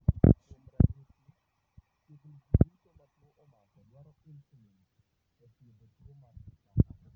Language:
Luo (Kenya and Tanzania)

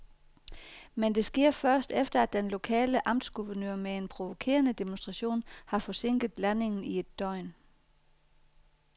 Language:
Danish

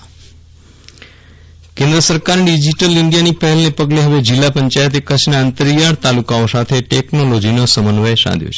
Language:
Gujarati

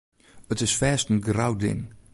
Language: Western Frisian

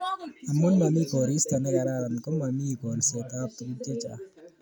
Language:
Kalenjin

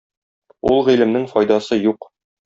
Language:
Tatar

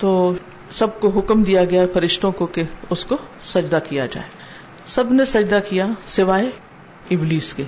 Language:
Urdu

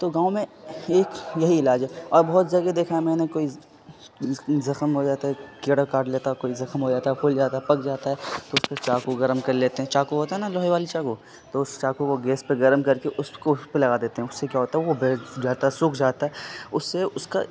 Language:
Urdu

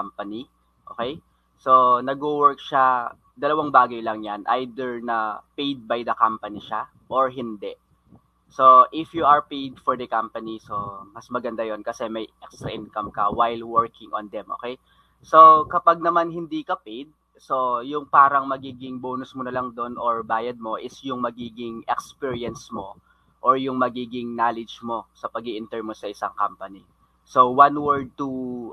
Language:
Filipino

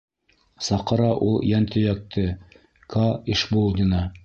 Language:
Bashkir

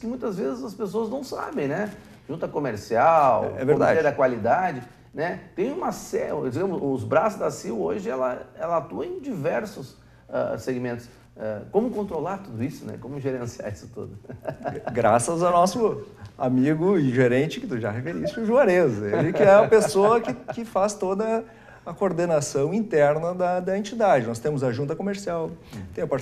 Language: Portuguese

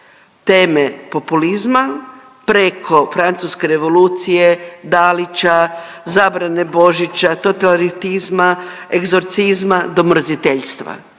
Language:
Croatian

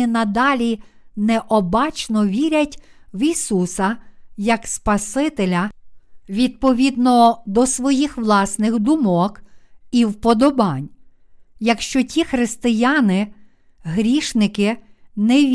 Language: Ukrainian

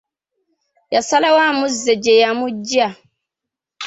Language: Ganda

